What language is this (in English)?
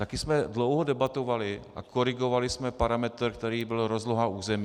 Czech